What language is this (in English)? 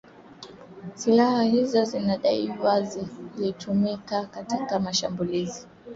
Swahili